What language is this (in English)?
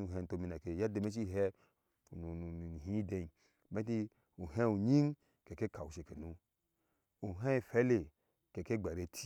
Ashe